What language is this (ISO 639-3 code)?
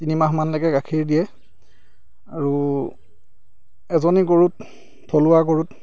asm